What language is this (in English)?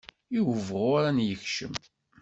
Kabyle